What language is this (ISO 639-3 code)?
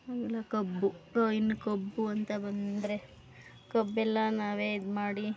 kan